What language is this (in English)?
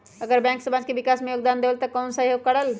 Magahi